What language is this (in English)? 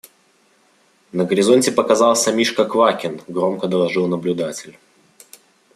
Russian